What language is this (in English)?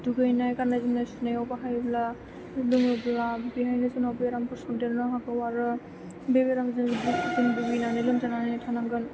Bodo